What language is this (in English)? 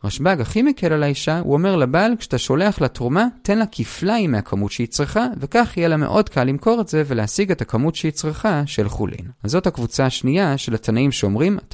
Hebrew